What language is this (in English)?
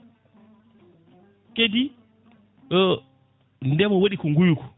Fula